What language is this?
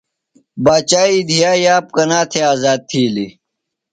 Phalura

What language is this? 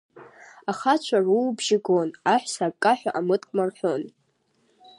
Abkhazian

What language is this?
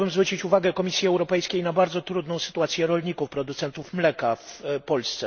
Polish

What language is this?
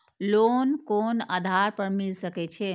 Maithili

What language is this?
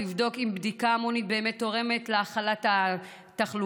Hebrew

